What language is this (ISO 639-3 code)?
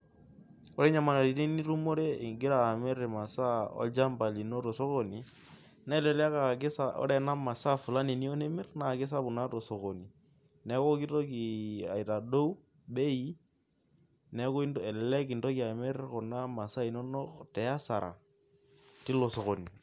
mas